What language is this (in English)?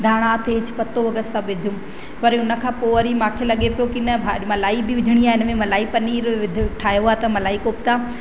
Sindhi